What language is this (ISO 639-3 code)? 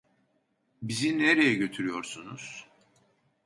tur